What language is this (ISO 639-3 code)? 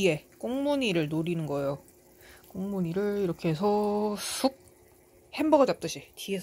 kor